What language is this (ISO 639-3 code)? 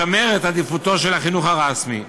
heb